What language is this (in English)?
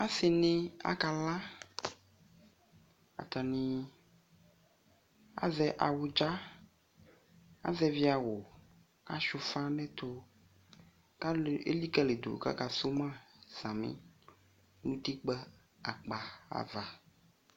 Ikposo